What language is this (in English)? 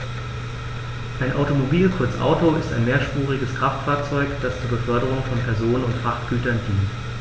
German